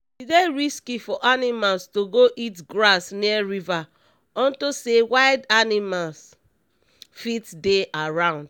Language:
Nigerian Pidgin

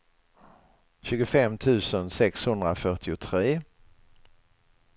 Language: Swedish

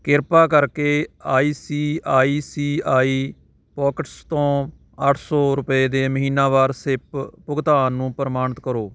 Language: Punjabi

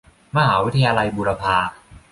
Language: Thai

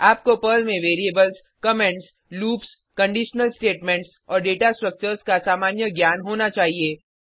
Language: Hindi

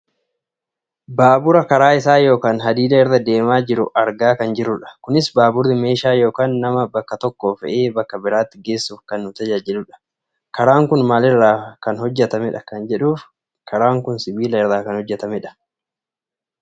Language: Oromo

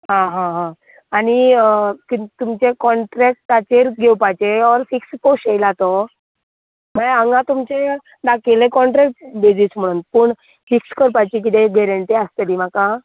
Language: Konkani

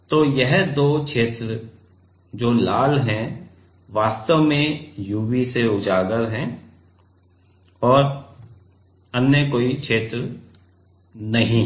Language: Hindi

